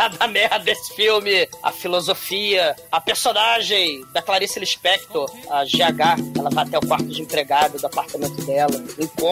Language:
Portuguese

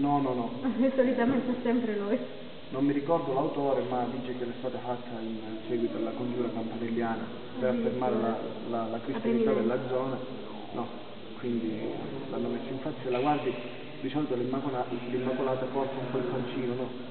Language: Italian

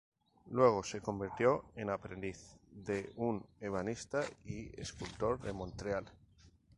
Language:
Spanish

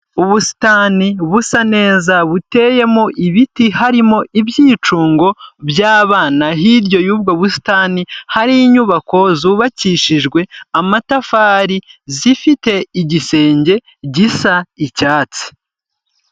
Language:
Kinyarwanda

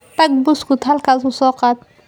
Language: Somali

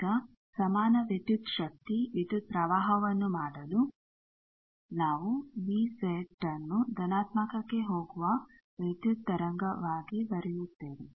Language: Kannada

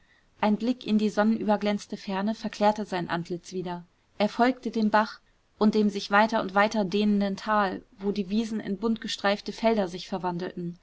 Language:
German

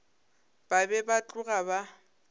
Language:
Northern Sotho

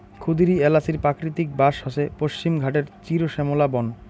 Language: Bangla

